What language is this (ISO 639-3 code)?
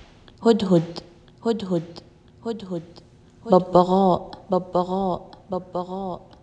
ara